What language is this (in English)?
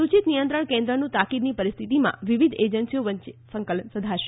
Gujarati